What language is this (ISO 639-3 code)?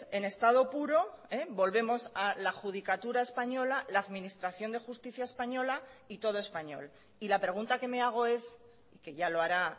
spa